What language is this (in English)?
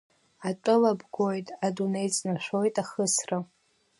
Abkhazian